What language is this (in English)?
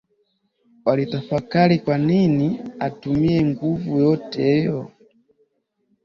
Swahili